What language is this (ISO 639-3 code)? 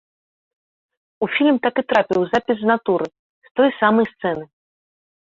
bel